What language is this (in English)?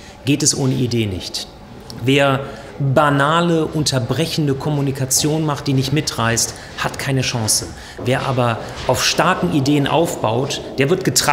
German